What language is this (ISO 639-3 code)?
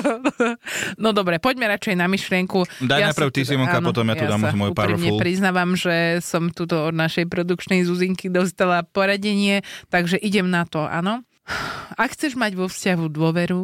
slk